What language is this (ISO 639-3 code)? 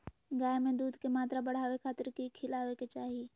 mag